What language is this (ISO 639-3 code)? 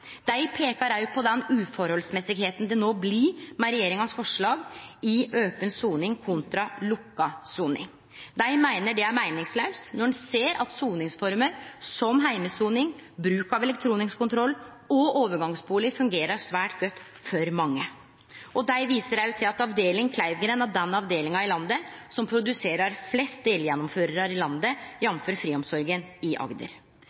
nno